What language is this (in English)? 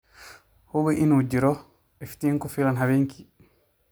Somali